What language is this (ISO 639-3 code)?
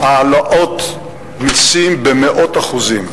heb